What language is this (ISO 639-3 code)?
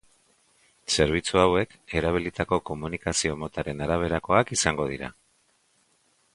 eus